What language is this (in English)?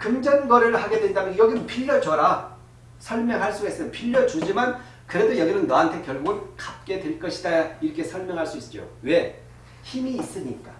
Korean